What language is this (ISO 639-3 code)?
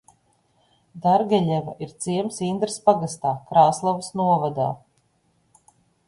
lav